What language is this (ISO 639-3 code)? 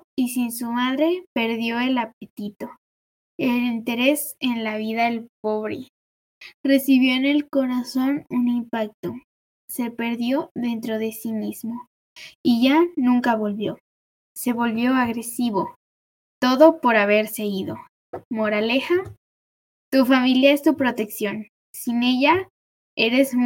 spa